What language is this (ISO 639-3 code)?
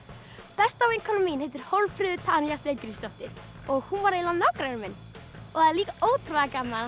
isl